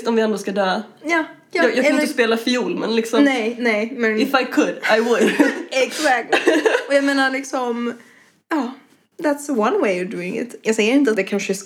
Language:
Swedish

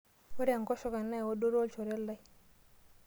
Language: Masai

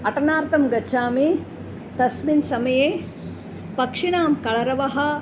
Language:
Sanskrit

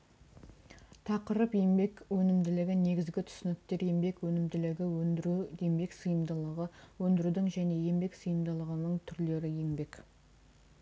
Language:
Kazakh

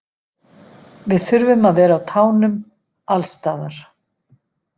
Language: Icelandic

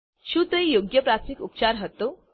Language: Gujarati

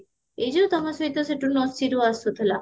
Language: Odia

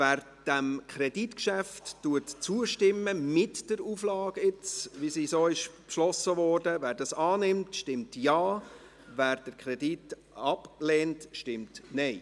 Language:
Swiss German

